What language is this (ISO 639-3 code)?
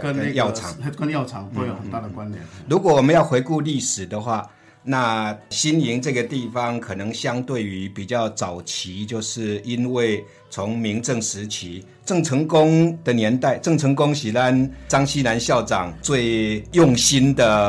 zho